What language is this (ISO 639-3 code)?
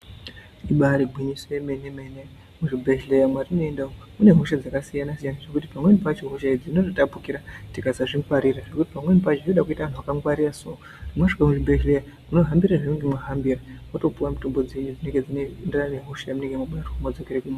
ndc